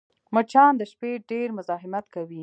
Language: Pashto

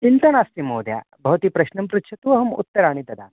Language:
Sanskrit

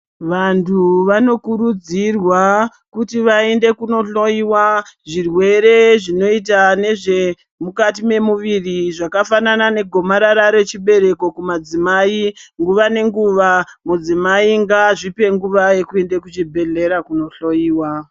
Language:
Ndau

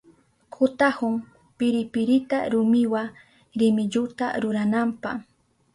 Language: Southern Pastaza Quechua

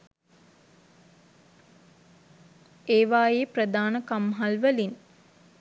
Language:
Sinhala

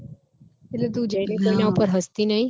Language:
Gujarati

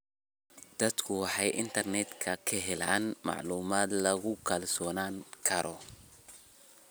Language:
Somali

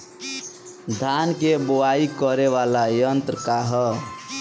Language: Bhojpuri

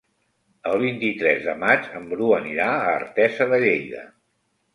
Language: Catalan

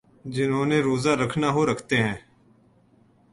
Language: Urdu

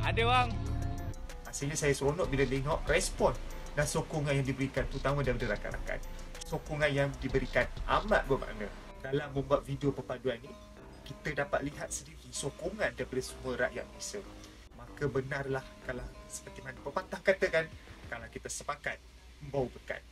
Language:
Malay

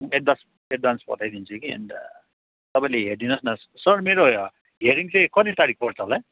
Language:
Nepali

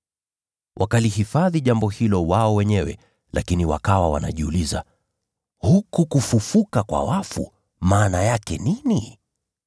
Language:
Swahili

